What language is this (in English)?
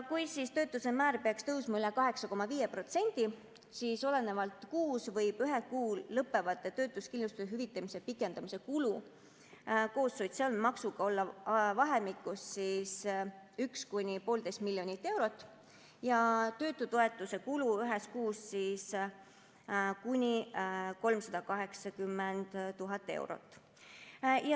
Estonian